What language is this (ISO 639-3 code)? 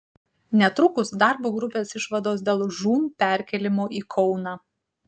lit